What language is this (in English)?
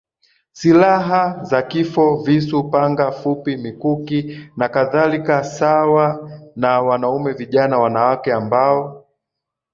Swahili